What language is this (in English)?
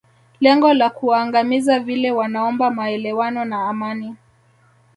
Swahili